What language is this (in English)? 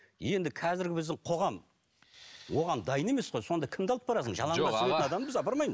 Kazakh